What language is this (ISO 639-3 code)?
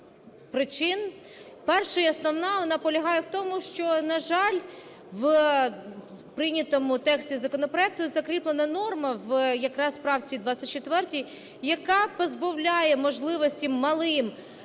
ukr